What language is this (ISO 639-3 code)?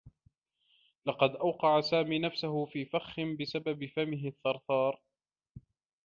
ara